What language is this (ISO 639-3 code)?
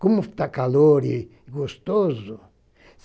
por